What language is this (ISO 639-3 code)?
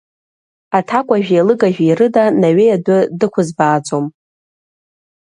abk